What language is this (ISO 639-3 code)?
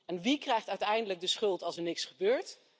nld